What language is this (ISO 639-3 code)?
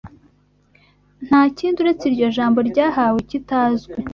kin